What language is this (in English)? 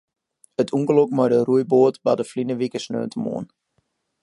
Western Frisian